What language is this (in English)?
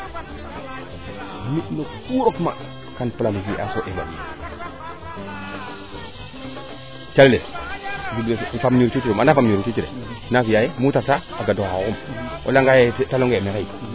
Serer